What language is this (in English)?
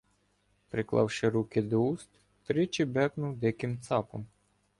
Ukrainian